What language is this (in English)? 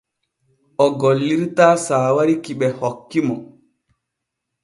Borgu Fulfulde